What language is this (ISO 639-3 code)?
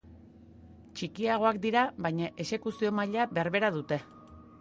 eus